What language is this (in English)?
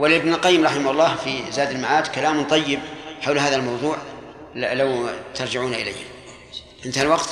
Arabic